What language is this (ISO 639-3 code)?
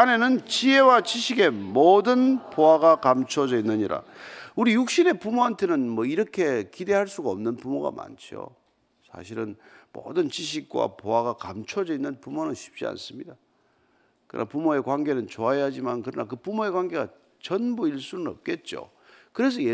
kor